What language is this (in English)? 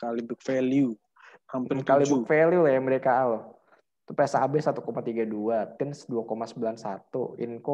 Indonesian